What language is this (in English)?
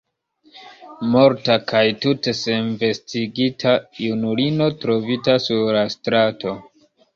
Esperanto